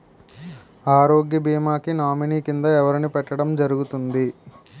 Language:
Telugu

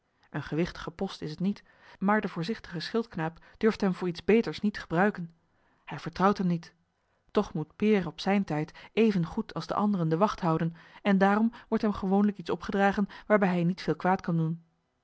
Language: Dutch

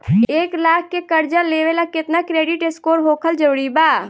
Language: Bhojpuri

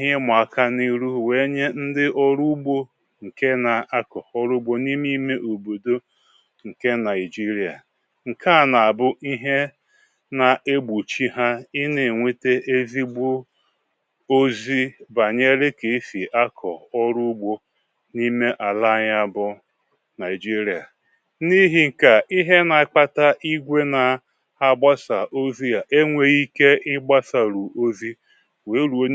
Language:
Igbo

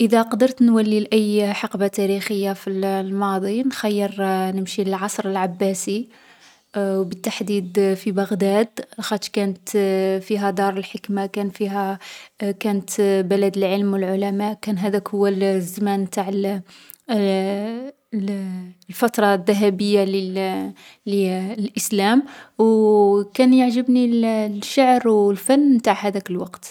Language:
Algerian Arabic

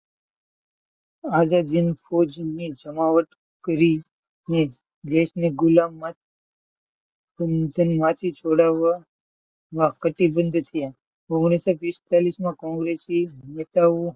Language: Gujarati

